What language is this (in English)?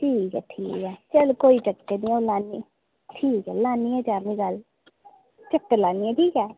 Dogri